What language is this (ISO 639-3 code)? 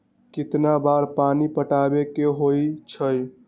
mag